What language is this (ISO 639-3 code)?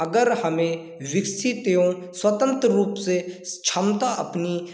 hin